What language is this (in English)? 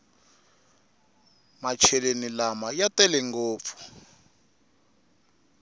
Tsonga